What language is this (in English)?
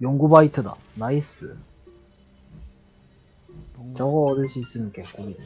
Korean